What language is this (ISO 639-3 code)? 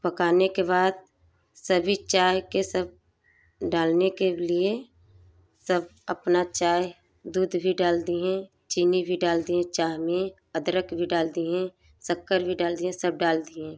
hin